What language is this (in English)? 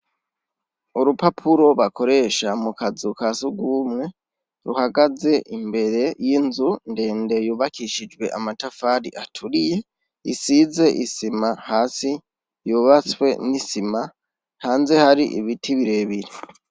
Rundi